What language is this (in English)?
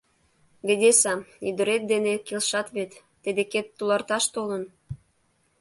Mari